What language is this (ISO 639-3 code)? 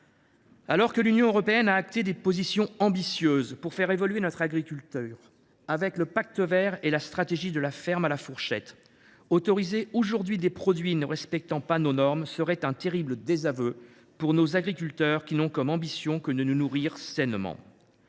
fra